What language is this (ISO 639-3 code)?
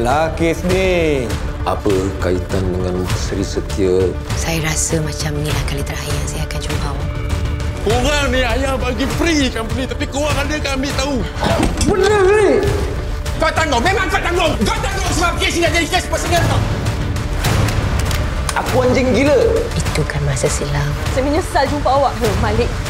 msa